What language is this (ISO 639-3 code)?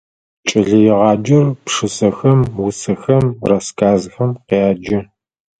ady